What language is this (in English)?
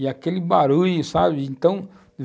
Portuguese